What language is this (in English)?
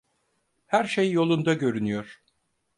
Turkish